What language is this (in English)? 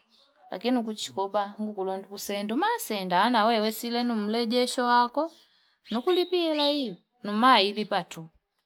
Fipa